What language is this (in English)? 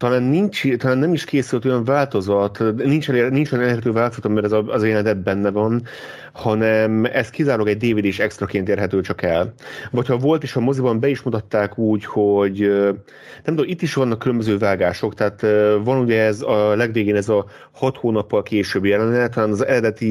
Hungarian